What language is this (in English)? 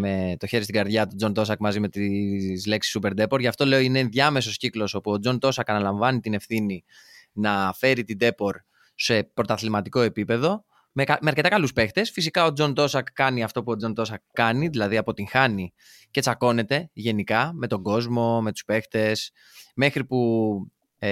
Greek